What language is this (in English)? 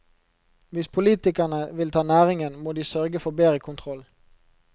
Norwegian